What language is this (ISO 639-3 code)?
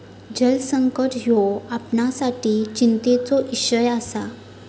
mar